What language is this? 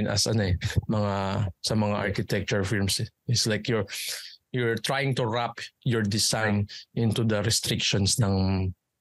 Filipino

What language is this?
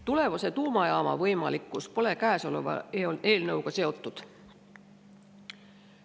Estonian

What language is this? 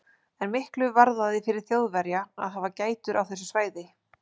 Icelandic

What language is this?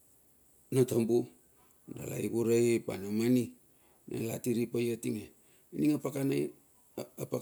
Bilur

